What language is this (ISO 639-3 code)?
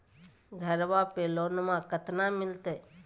mag